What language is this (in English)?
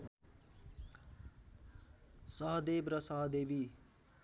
Nepali